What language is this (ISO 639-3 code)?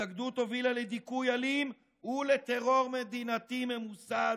heb